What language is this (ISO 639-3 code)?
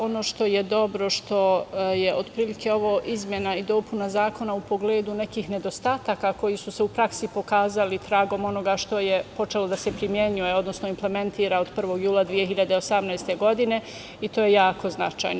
srp